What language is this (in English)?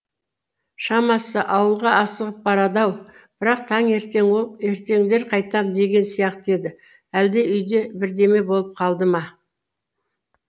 Kazakh